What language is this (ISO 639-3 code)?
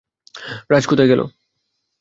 ben